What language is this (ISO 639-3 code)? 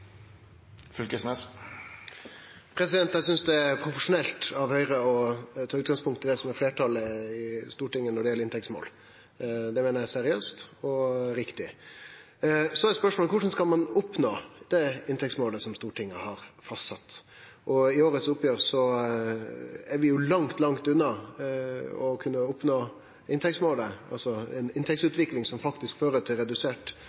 nno